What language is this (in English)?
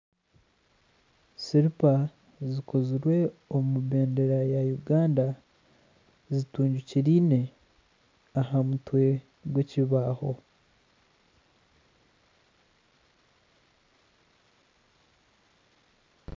Nyankole